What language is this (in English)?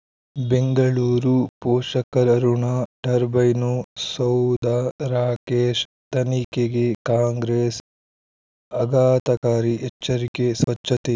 Kannada